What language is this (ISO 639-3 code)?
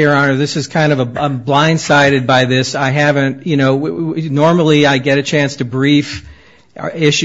eng